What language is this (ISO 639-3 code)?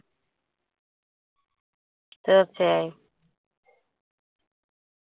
mal